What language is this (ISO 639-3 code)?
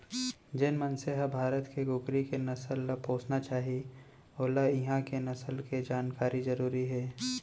hne